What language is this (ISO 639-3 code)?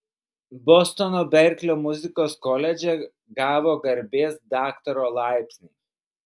lit